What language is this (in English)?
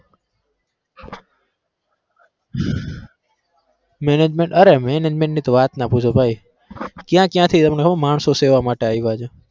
Gujarati